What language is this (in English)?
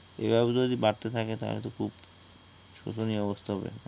Bangla